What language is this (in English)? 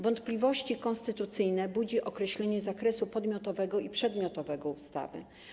Polish